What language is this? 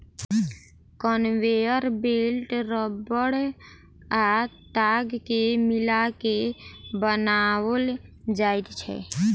Maithili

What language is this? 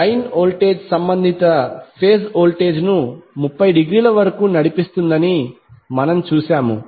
Telugu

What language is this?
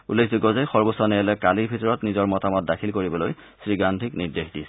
Assamese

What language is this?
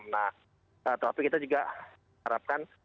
Indonesian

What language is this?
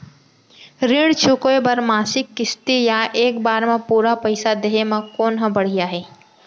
Chhattisgarhi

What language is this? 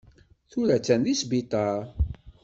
Kabyle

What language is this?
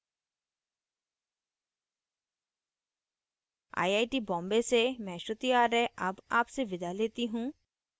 Hindi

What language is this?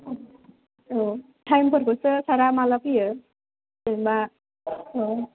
Bodo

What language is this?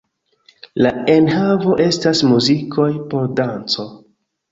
Esperanto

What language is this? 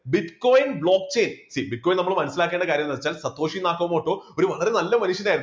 Malayalam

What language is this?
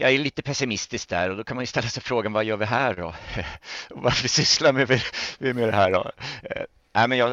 Swedish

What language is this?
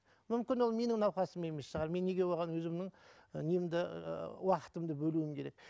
Kazakh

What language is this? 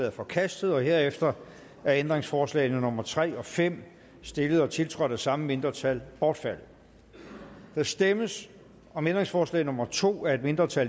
Danish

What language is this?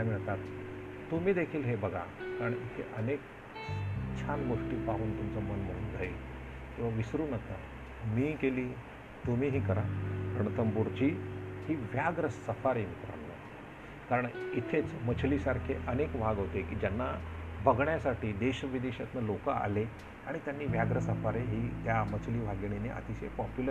Marathi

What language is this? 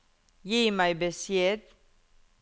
Norwegian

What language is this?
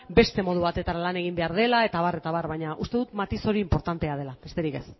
Basque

